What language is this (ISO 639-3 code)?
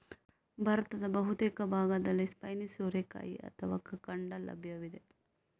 kan